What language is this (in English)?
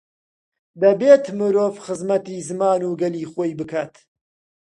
Central Kurdish